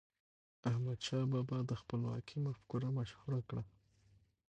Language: Pashto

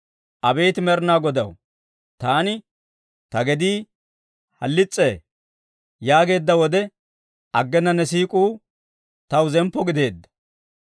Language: Dawro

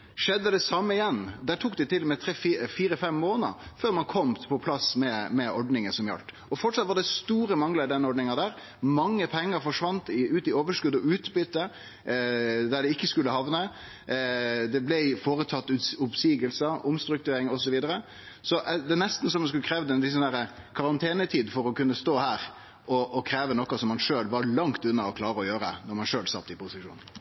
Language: Norwegian Nynorsk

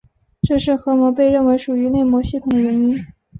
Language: Chinese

